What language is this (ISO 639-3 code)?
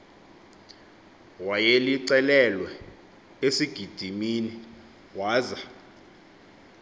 xho